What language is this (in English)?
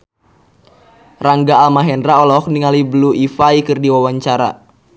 Sundanese